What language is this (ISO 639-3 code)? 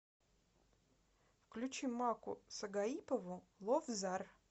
rus